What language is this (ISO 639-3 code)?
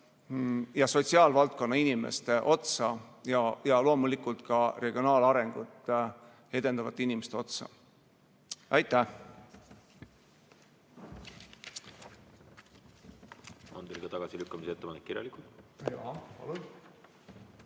est